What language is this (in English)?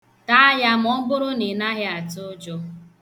Igbo